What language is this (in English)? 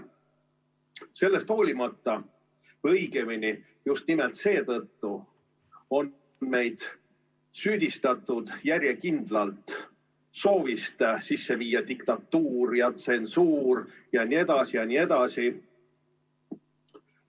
Estonian